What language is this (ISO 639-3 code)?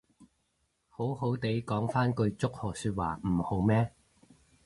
yue